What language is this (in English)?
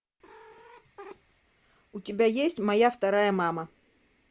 Russian